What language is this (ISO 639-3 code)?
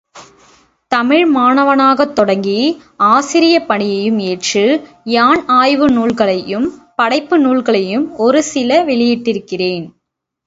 tam